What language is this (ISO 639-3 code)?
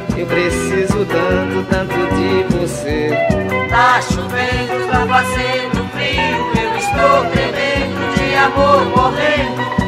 por